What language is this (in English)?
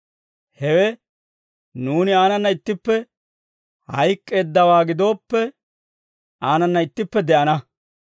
Dawro